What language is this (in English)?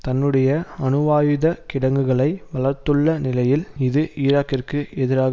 Tamil